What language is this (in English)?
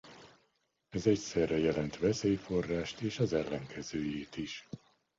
Hungarian